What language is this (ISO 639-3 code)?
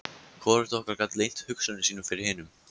isl